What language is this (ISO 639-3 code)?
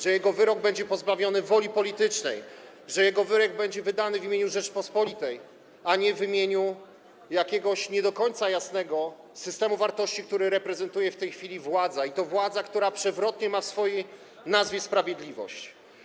pol